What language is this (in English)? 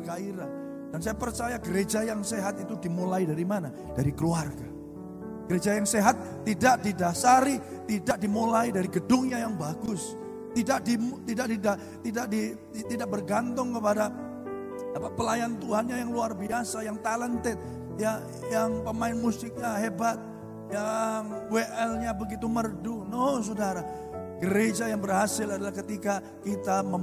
Indonesian